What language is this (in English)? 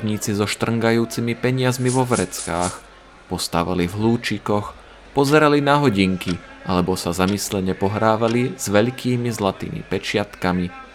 Slovak